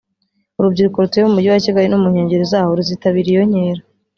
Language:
Kinyarwanda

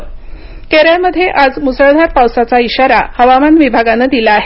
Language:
Marathi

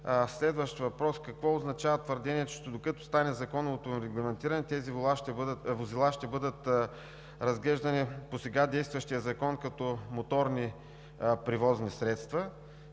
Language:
Bulgarian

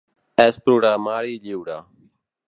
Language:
Catalan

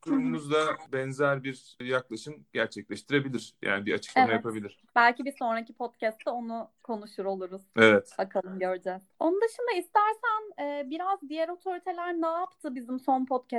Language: Turkish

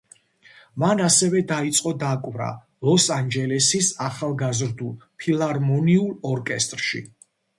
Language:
Georgian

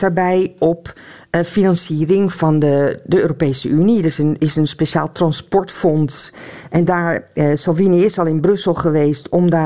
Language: Dutch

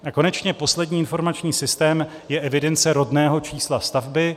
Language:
Czech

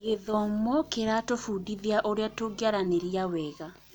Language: Kikuyu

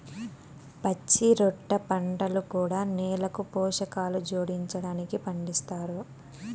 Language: Telugu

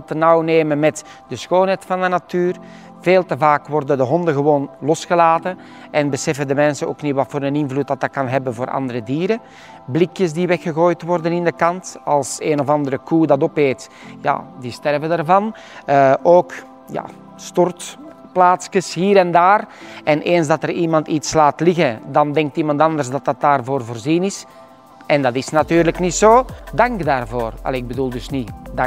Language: Dutch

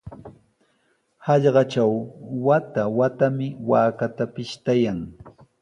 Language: Sihuas Ancash Quechua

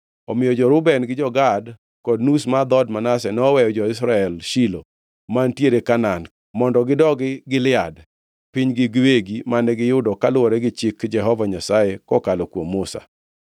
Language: Luo (Kenya and Tanzania)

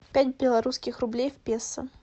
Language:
Russian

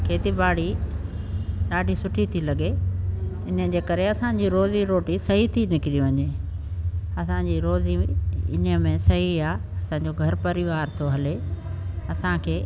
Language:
Sindhi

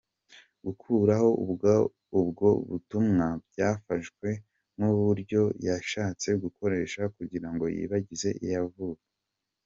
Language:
Kinyarwanda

